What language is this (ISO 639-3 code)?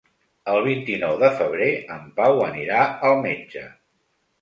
cat